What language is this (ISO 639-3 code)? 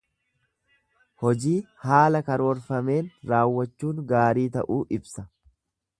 orm